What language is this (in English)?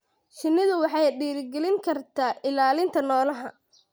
Somali